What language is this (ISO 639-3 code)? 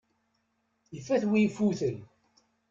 kab